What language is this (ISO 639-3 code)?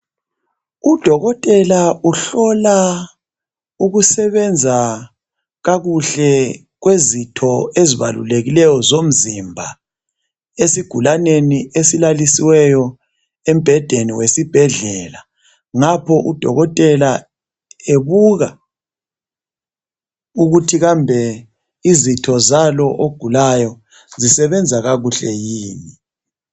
nde